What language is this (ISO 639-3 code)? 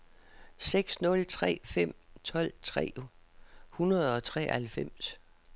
dan